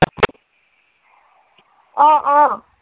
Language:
Assamese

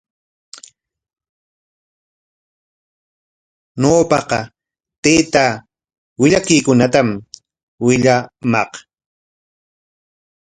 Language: Corongo Ancash Quechua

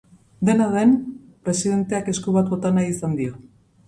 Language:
Basque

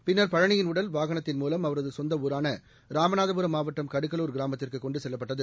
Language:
Tamil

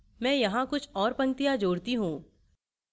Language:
Hindi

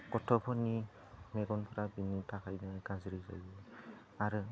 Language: Bodo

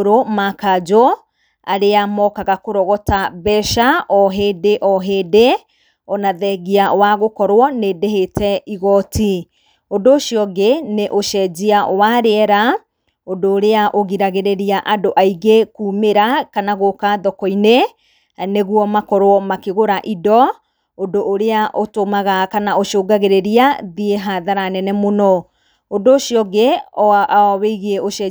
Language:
Kikuyu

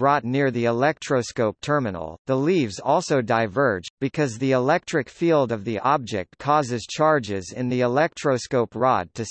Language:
English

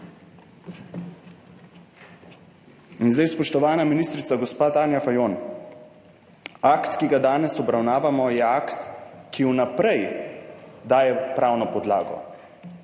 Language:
Slovenian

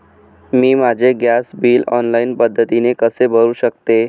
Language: Marathi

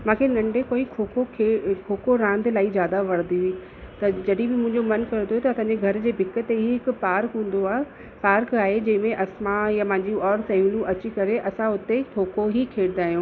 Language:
Sindhi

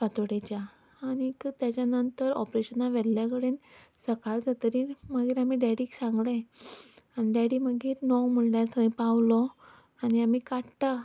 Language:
Konkani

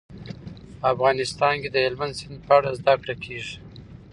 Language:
Pashto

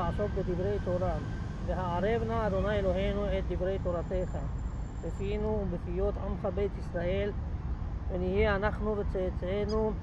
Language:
Hebrew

